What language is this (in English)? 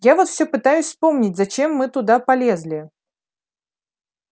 Russian